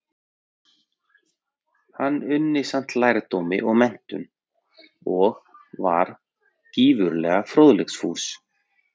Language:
Icelandic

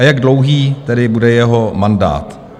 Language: Czech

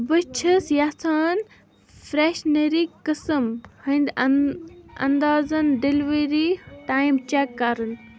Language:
Kashmiri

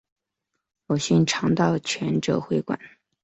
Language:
Chinese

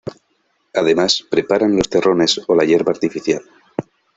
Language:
Spanish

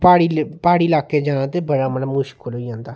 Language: Dogri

